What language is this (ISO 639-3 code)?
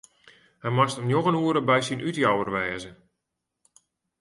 fry